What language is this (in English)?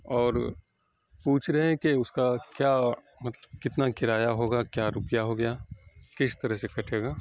Urdu